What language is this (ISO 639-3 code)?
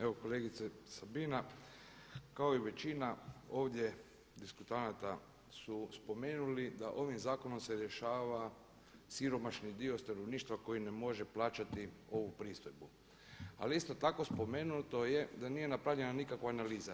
hrv